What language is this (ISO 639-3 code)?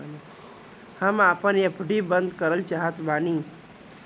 bho